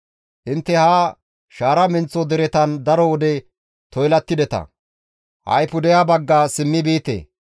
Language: Gamo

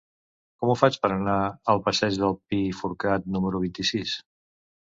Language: Catalan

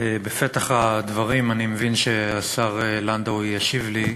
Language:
Hebrew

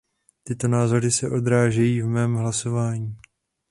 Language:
Czech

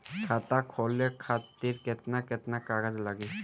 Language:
Bhojpuri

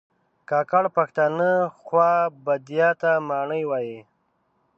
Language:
Pashto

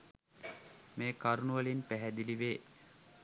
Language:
Sinhala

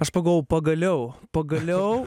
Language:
Lithuanian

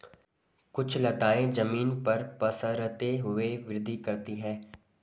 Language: Hindi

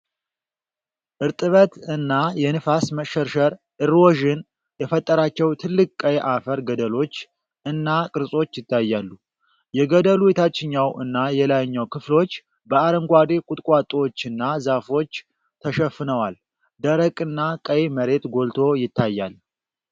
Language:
Amharic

